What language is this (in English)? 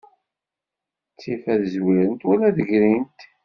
Kabyle